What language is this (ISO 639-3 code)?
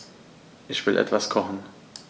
deu